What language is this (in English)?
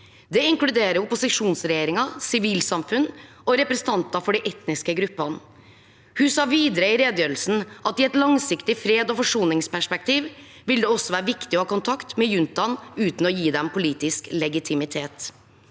Norwegian